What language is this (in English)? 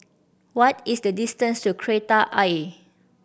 English